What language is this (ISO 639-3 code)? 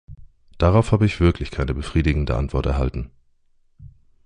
deu